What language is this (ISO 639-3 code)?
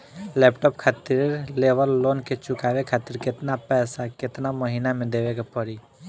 bho